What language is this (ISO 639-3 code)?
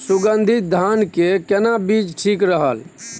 mai